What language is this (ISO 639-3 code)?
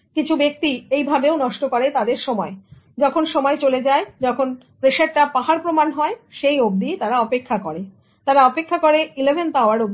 ben